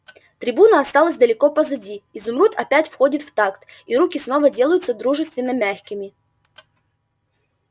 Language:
Russian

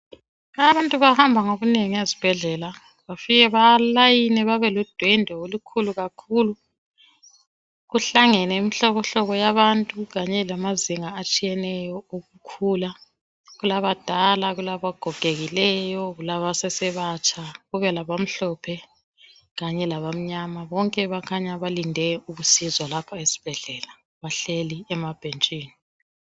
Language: North Ndebele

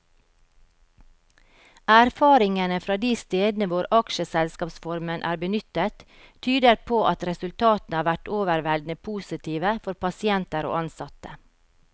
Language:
Norwegian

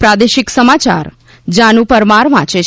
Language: Gujarati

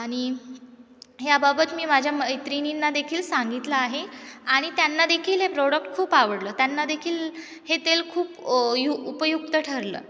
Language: Marathi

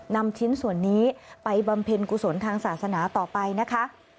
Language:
Thai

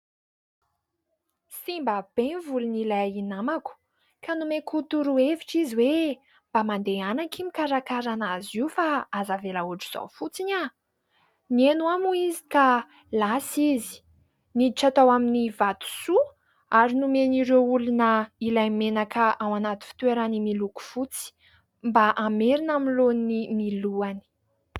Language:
Malagasy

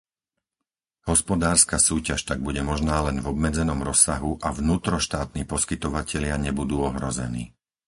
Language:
Slovak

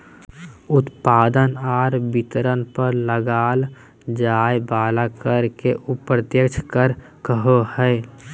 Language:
Magahi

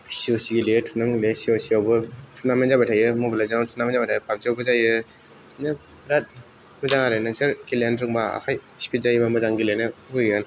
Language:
Bodo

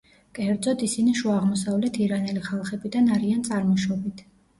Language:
Georgian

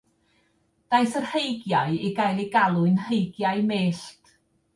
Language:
Welsh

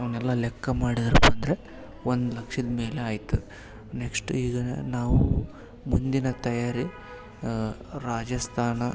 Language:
Kannada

